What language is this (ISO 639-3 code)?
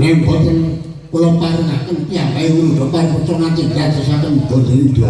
ind